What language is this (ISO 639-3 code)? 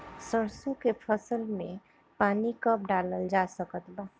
bho